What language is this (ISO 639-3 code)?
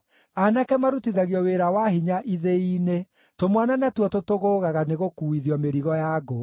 kik